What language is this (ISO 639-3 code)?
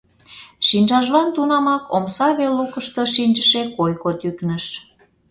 chm